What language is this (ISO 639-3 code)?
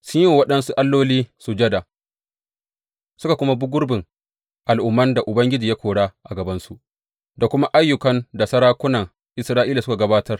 hau